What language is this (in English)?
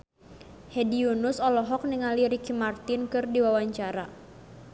Sundanese